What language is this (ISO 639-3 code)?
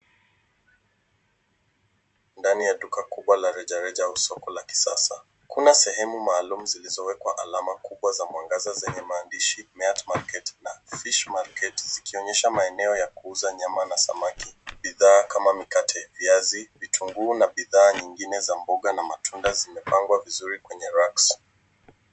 swa